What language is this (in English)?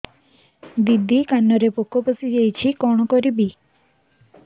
Odia